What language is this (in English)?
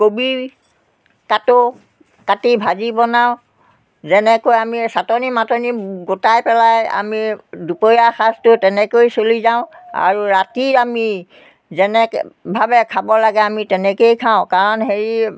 Assamese